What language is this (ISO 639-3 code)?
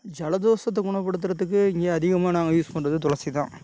tam